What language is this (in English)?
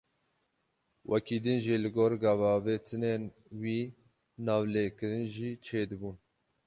Kurdish